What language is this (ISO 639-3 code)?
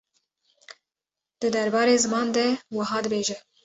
kur